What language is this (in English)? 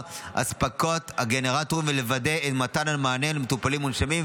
Hebrew